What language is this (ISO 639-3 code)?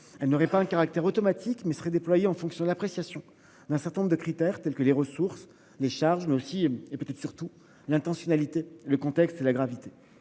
fra